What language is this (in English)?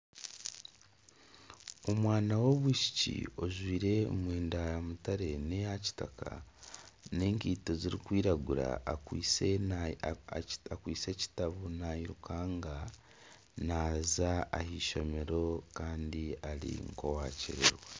Nyankole